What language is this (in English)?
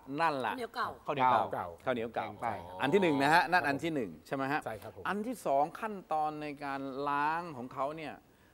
Thai